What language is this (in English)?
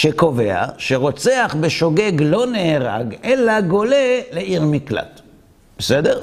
Hebrew